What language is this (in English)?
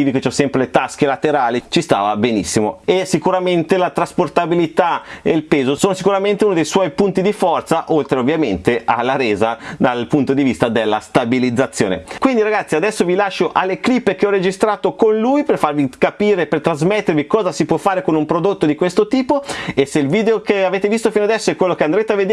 Italian